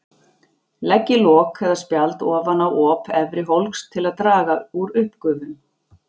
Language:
Icelandic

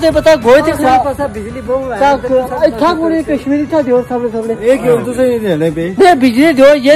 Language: Hindi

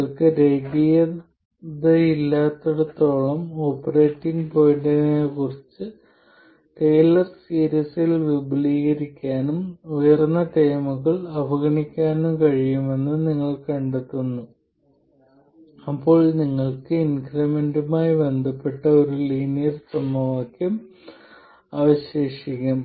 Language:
Malayalam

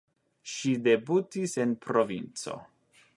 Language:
Esperanto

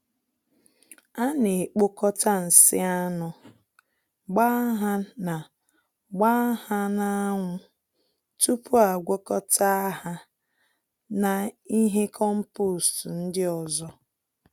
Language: Igbo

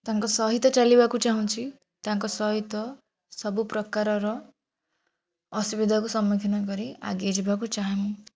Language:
Odia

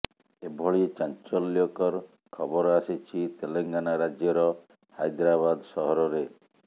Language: Odia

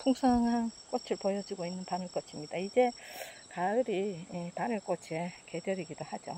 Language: Korean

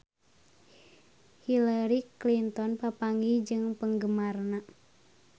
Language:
Sundanese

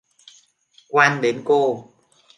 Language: Vietnamese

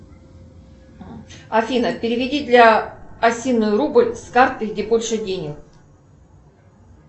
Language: Russian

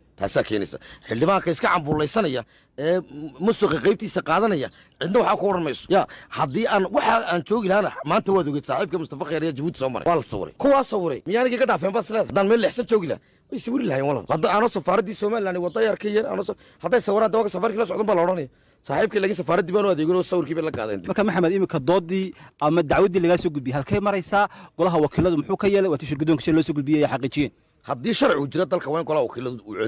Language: Arabic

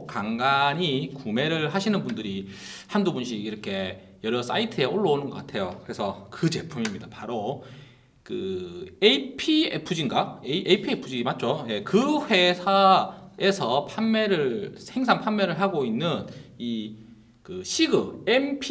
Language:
Korean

